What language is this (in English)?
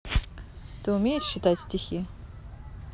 Russian